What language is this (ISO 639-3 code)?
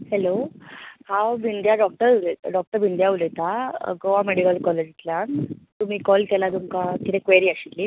kok